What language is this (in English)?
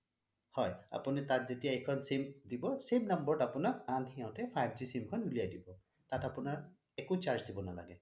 Assamese